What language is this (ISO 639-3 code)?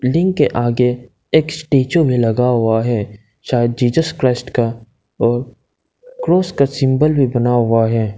hin